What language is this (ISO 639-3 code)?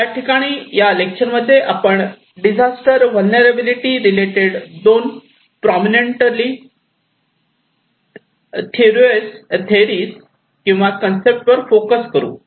mar